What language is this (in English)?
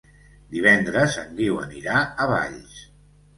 Catalan